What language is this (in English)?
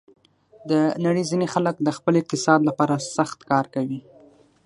Pashto